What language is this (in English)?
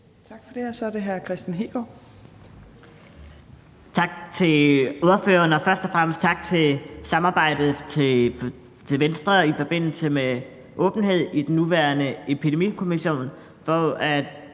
Danish